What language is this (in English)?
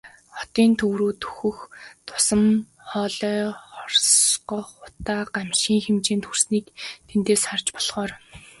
Mongolian